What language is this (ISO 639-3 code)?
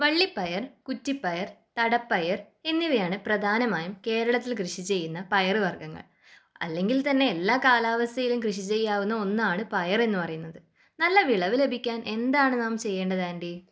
mal